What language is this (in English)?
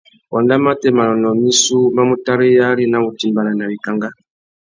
Tuki